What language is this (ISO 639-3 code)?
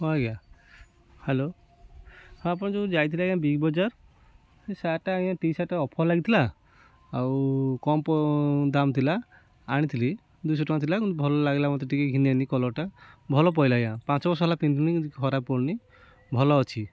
ori